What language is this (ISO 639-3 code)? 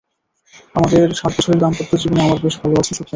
ben